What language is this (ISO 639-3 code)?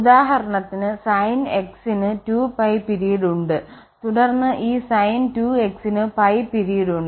mal